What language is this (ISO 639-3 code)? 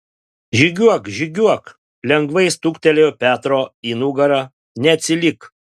lit